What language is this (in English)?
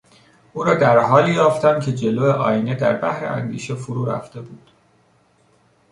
Persian